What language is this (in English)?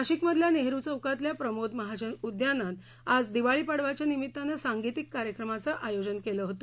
Marathi